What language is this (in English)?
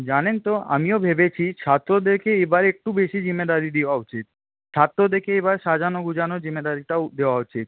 Bangla